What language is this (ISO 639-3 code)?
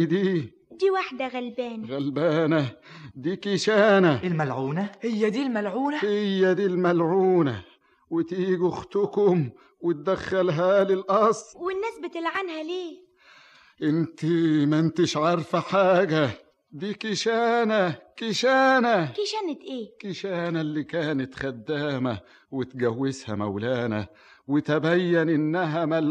ara